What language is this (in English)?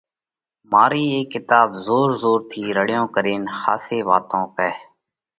Parkari Koli